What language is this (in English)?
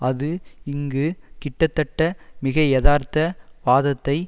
Tamil